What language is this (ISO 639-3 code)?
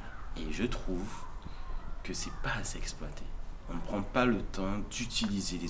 fra